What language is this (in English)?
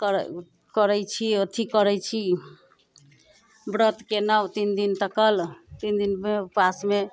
Maithili